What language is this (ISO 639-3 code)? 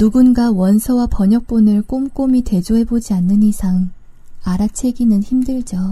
kor